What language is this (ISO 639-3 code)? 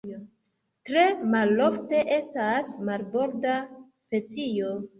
epo